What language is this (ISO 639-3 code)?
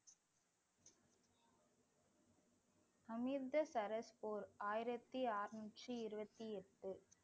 tam